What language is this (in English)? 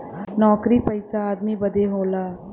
Bhojpuri